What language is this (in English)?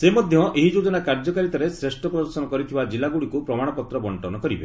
Odia